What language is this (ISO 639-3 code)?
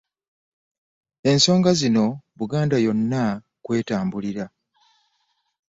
lug